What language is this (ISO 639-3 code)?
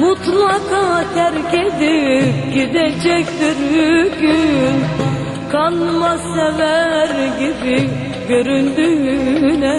tur